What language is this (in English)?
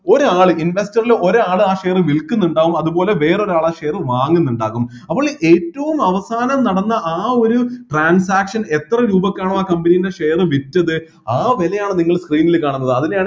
Malayalam